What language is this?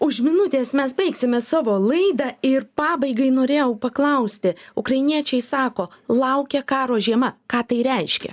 Lithuanian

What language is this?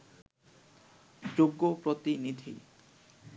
Bangla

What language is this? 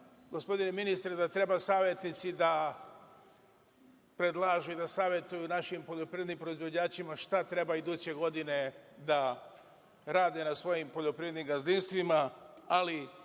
Serbian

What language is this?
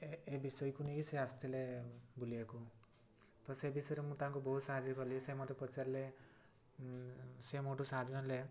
Odia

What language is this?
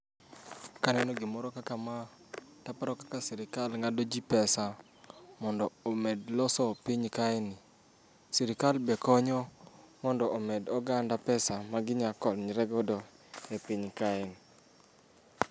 Luo (Kenya and Tanzania)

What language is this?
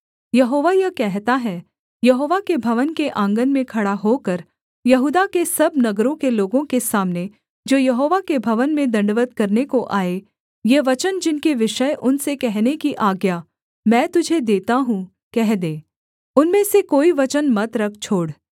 Hindi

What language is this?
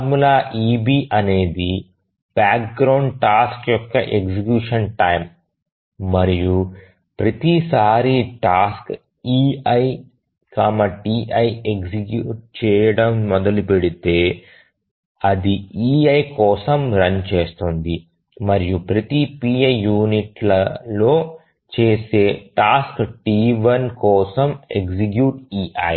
Telugu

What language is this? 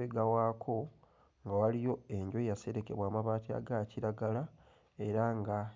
Ganda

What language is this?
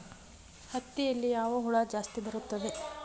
Kannada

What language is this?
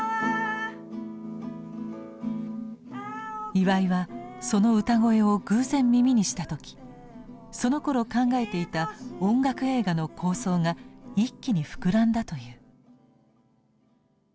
Japanese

